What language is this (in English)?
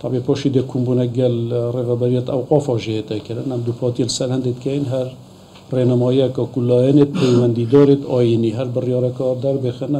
Arabic